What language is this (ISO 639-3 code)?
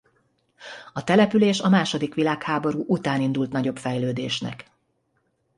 hun